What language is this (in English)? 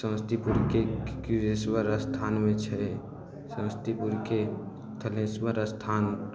Maithili